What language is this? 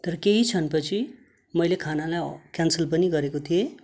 Nepali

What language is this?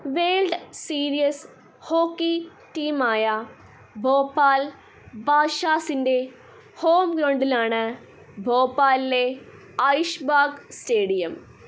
Malayalam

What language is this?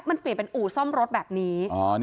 Thai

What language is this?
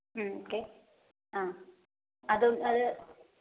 Malayalam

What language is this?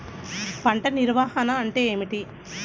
Telugu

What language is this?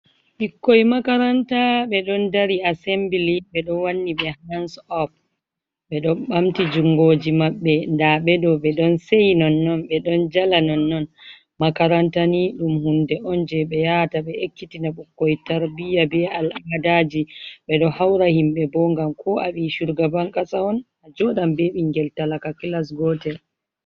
Fula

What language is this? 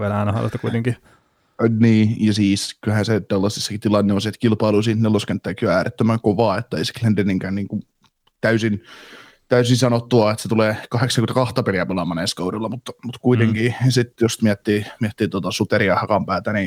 Finnish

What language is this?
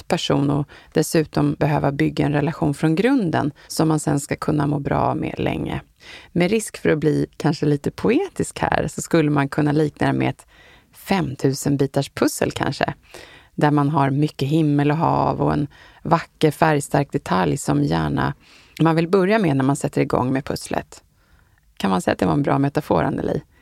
Swedish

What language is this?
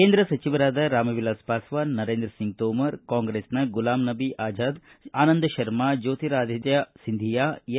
Kannada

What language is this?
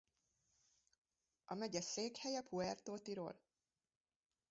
Hungarian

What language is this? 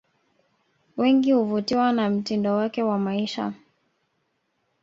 Swahili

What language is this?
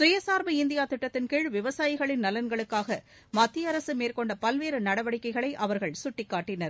Tamil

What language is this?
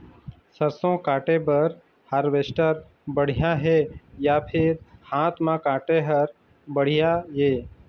Chhattisgarhi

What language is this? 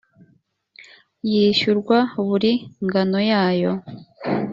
Kinyarwanda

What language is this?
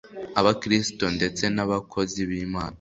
Kinyarwanda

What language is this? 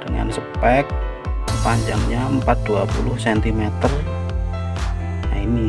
Indonesian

